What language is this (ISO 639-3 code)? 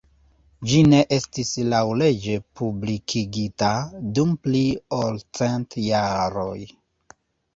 epo